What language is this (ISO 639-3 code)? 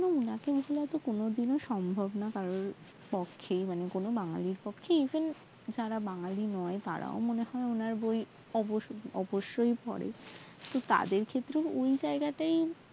ben